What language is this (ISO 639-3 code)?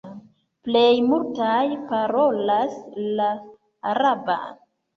epo